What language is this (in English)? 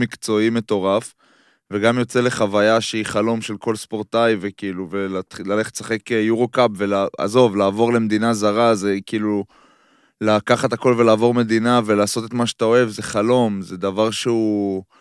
Hebrew